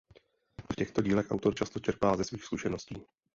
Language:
Czech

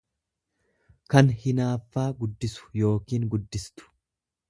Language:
Oromo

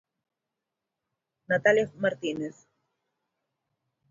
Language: Galician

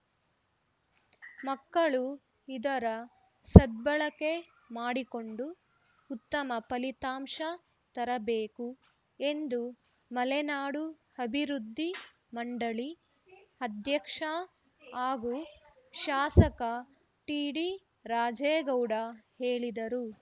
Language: Kannada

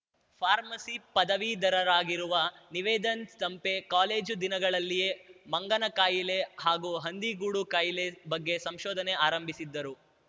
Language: Kannada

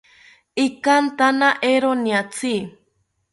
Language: South Ucayali Ashéninka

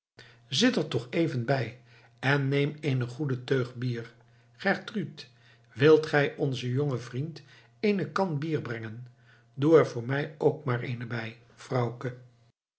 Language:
Dutch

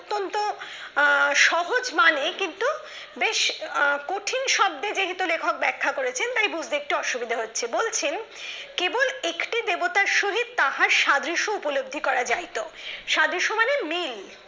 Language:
Bangla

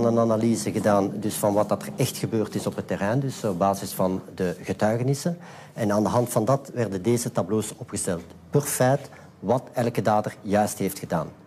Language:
Dutch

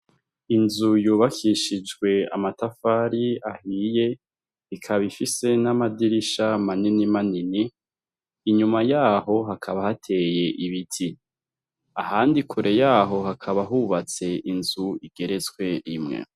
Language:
Rundi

